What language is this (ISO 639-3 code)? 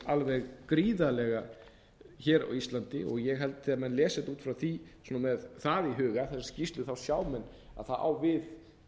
isl